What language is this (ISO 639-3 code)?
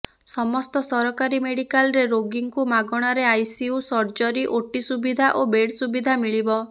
ori